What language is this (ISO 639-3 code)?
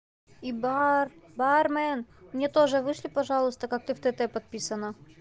rus